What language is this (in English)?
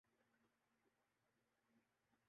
Urdu